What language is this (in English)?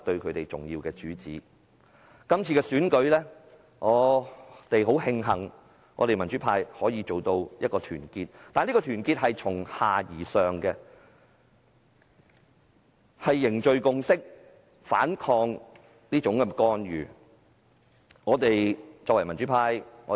Cantonese